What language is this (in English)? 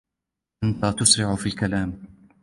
Arabic